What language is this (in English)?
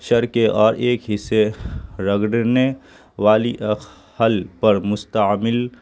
Urdu